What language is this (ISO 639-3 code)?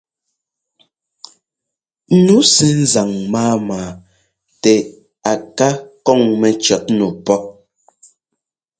jgo